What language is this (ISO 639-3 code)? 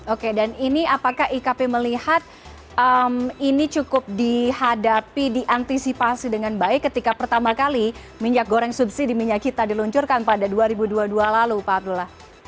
ind